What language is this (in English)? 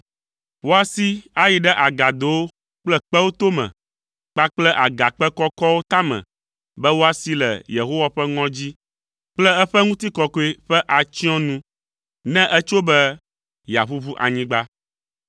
Ewe